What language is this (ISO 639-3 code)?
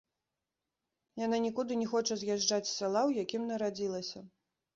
bel